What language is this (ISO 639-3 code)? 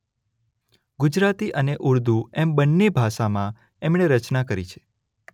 guj